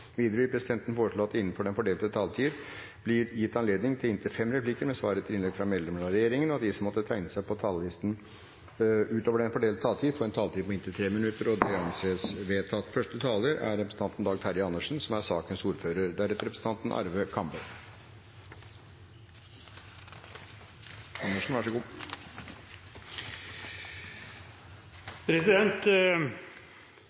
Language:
Norwegian Bokmål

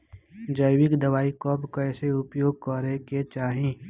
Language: Bhojpuri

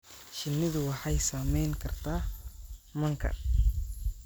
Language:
Somali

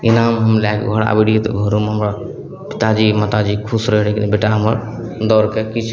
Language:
Maithili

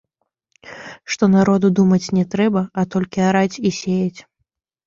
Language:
Belarusian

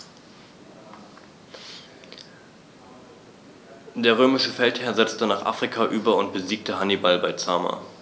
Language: German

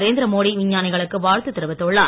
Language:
Tamil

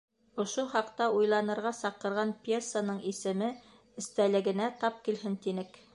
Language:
Bashkir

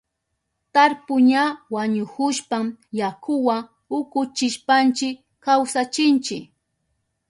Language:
Southern Pastaza Quechua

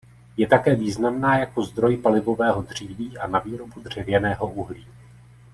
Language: Czech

